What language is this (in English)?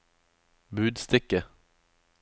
Norwegian